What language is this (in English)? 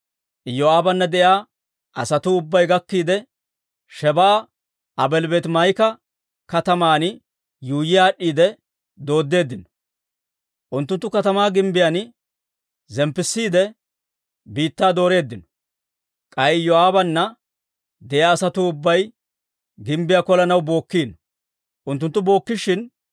Dawro